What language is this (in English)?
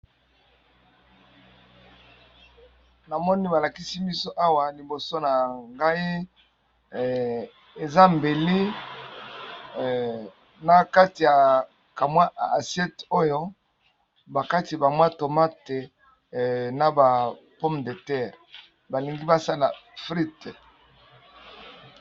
Lingala